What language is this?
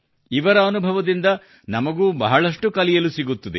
Kannada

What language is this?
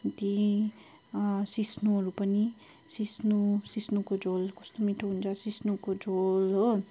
Nepali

